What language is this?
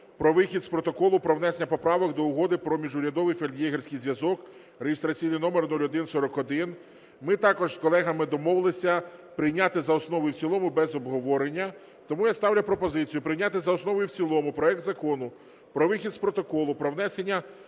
Ukrainian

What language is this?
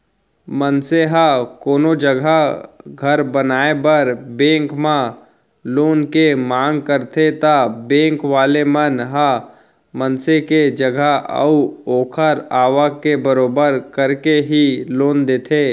Chhattisgarhi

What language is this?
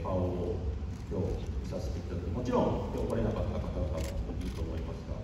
Japanese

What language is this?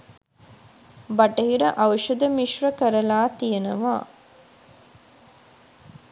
Sinhala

